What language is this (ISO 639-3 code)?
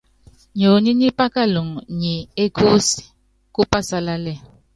yav